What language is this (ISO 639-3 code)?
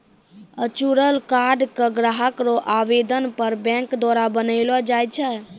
mai